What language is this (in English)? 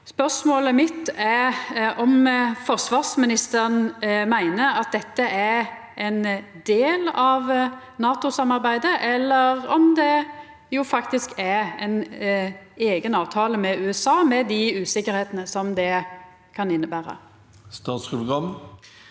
Norwegian